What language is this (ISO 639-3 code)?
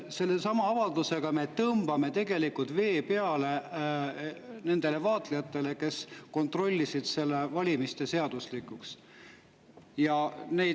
est